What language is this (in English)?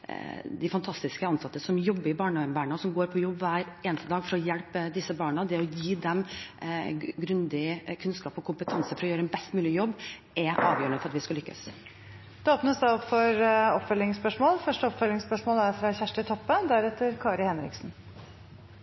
Norwegian